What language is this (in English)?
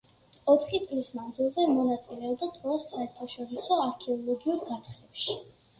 Georgian